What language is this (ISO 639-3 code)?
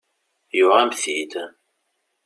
kab